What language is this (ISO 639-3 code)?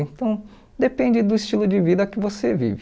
por